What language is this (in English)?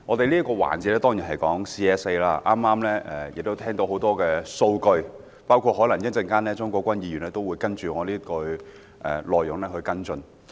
Cantonese